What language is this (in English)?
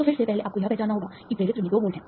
Hindi